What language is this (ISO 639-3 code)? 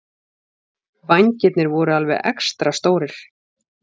isl